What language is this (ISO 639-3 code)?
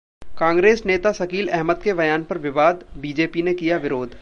hin